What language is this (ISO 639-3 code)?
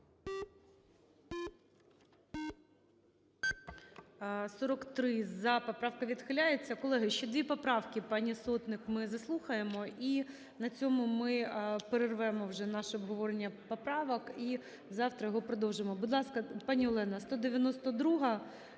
ukr